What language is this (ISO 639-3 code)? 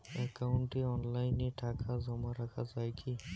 ben